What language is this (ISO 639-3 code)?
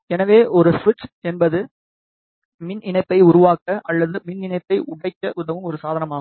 tam